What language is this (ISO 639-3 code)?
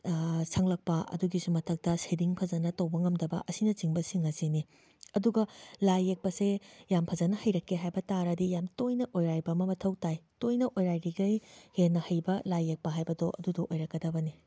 mni